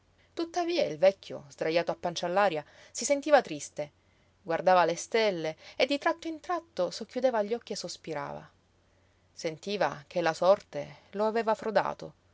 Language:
Italian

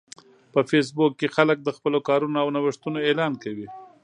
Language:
Pashto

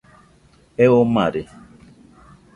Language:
Nüpode Huitoto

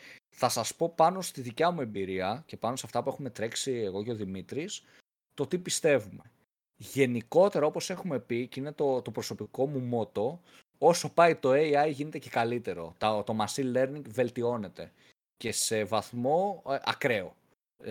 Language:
Greek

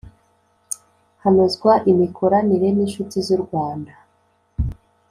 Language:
Kinyarwanda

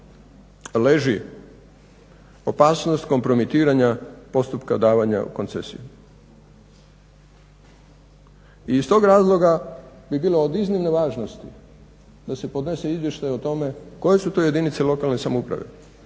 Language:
Croatian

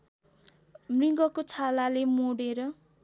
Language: Nepali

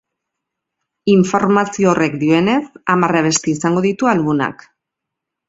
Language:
Basque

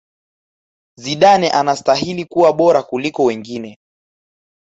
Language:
Swahili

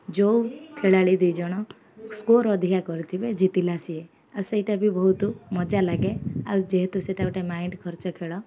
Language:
Odia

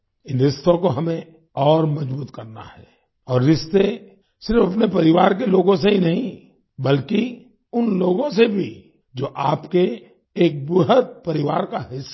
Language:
Hindi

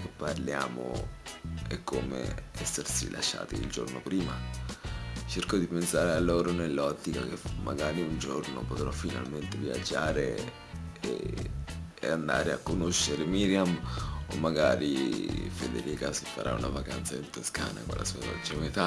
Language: Italian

